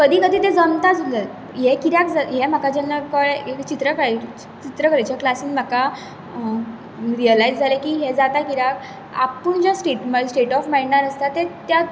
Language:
Konkani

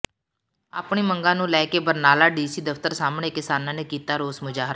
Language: Punjabi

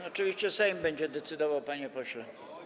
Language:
Polish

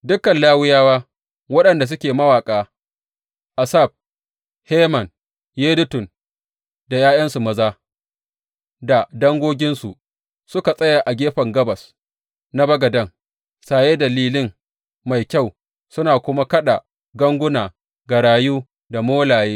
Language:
Hausa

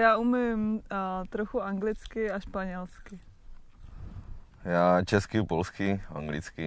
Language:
Czech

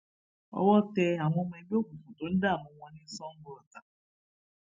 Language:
Yoruba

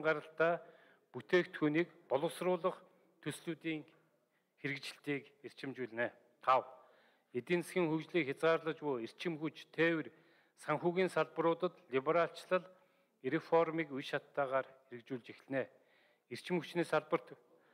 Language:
Turkish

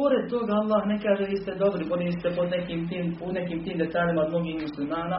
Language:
Croatian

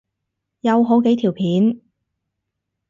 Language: Cantonese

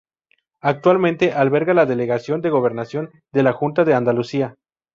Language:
Spanish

